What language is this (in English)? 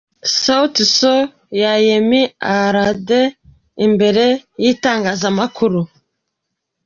Kinyarwanda